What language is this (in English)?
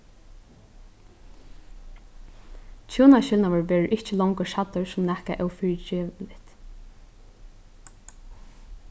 Faroese